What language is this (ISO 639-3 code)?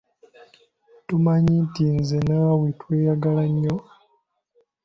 lug